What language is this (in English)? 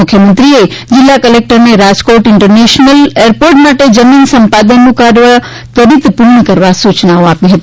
Gujarati